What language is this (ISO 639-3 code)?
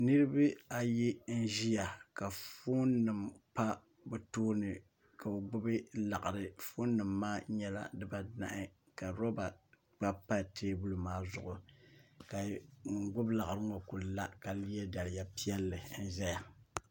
dag